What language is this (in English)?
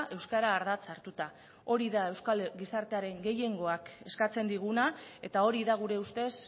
Basque